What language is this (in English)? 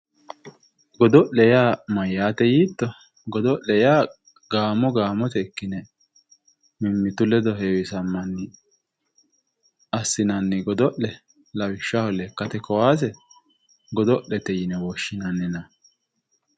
Sidamo